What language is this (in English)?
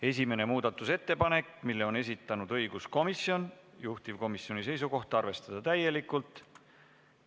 Estonian